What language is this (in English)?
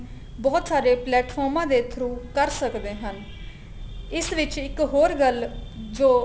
Punjabi